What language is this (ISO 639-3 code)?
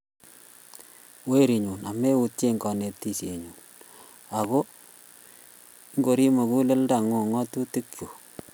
kln